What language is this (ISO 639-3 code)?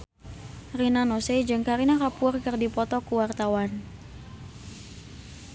sun